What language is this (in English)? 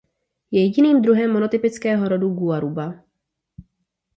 Czech